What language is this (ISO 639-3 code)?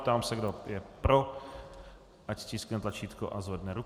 ces